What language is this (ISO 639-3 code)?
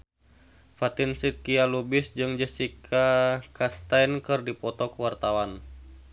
sun